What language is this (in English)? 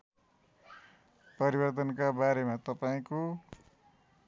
Nepali